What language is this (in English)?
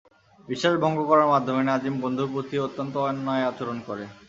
Bangla